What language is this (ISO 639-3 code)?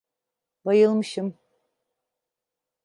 tur